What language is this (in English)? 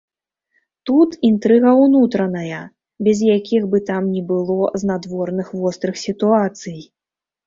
Belarusian